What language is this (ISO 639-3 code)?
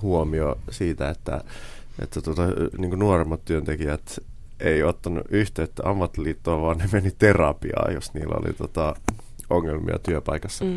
fin